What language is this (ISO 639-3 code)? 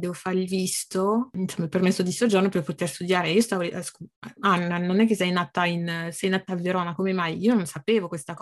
ita